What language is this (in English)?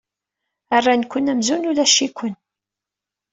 Kabyle